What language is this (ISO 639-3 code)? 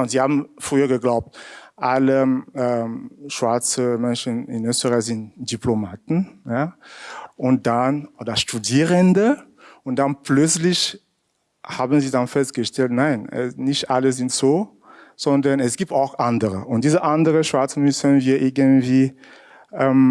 deu